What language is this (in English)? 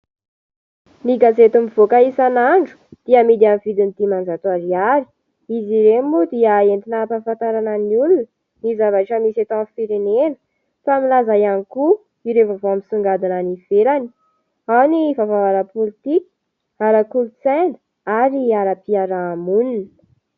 Malagasy